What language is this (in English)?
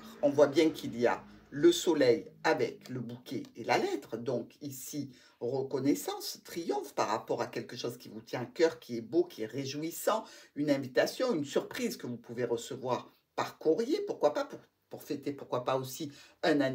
French